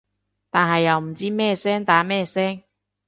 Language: Cantonese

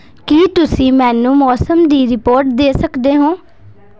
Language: Punjabi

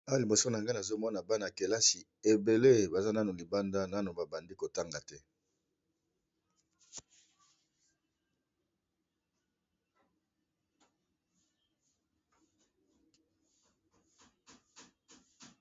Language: Lingala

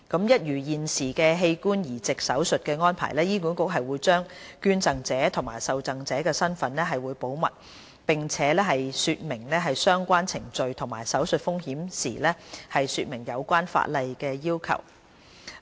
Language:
Cantonese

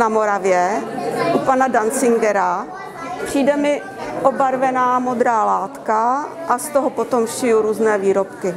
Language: Czech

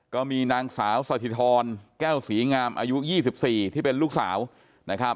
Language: Thai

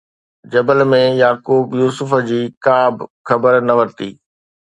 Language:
Sindhi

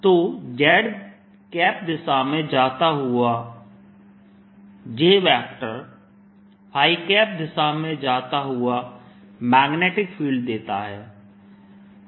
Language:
Hindi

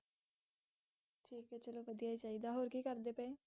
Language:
Punjabi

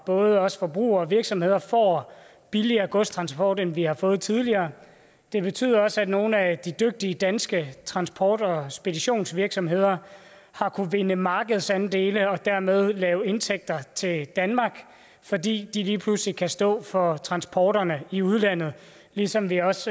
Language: Danish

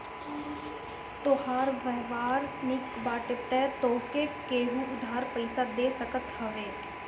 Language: Bhojpuri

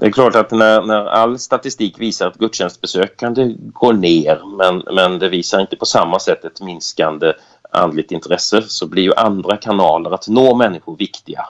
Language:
Swedish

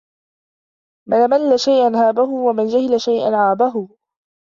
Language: Arabic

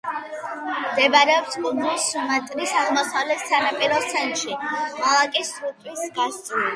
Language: Georgian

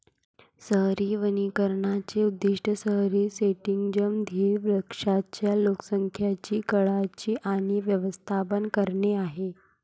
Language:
Marathi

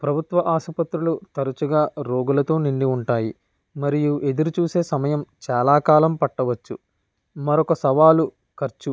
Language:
Telugu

